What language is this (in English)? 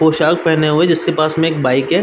Hindi